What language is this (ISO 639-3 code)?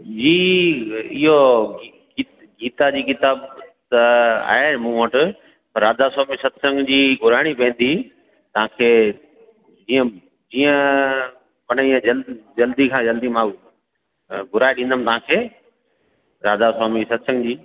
snd